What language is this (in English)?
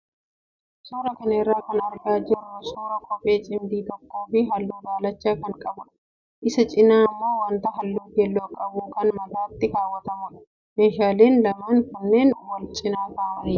Oromo